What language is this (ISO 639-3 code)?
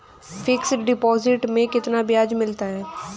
hin